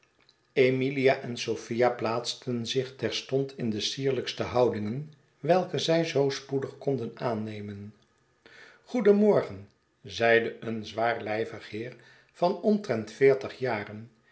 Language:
Dutch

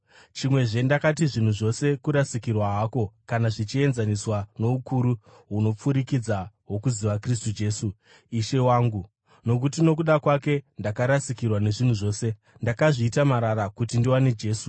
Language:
Shona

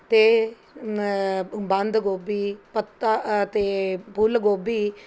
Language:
Punjabi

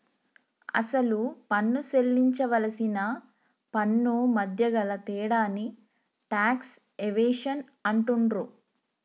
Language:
Telugu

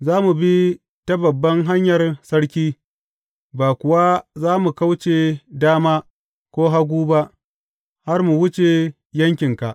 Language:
Hausa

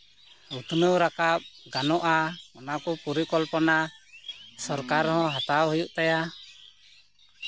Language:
Santali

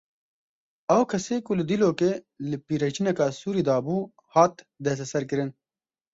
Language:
Kurdish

